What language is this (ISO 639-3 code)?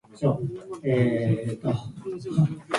jpn